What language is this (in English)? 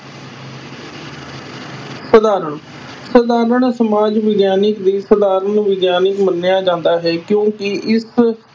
Punjabi